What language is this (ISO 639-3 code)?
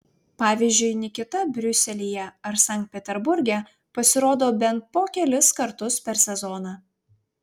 lit